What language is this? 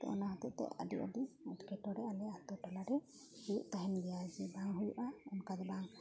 Santali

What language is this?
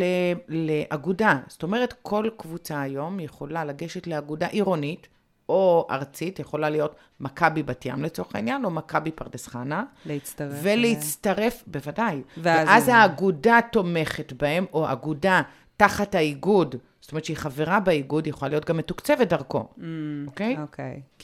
Hebrew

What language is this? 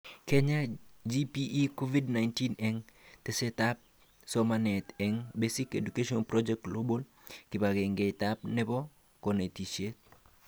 Kalenjin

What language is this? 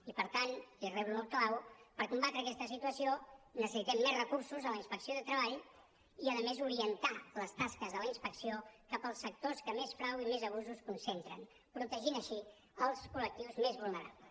Catalan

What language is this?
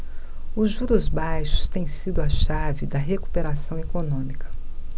Portuguese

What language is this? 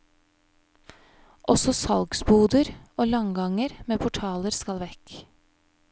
Norwegian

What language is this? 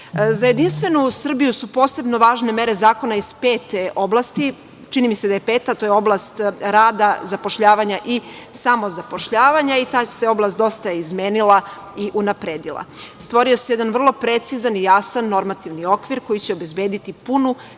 Serbian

